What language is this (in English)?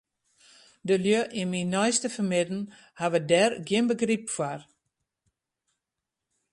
Western Frisian